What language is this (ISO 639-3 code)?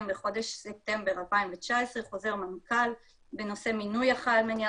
heb